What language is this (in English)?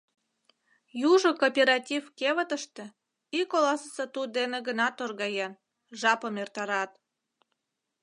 Mari